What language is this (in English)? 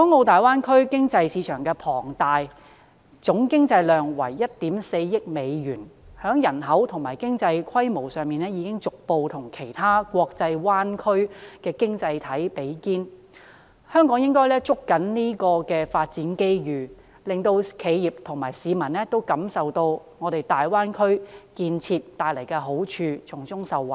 Cantonese